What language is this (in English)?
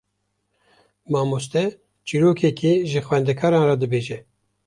Kurdish